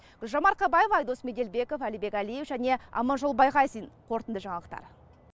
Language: Kazakh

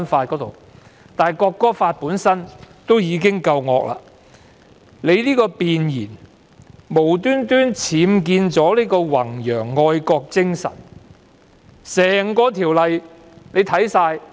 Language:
Cantonese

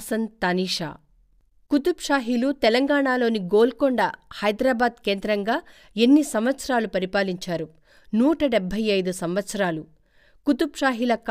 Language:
Telugu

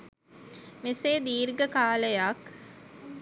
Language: Sinhala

